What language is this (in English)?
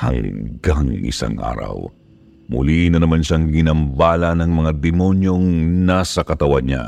Filipino